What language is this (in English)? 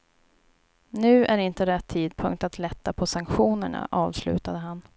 Swedish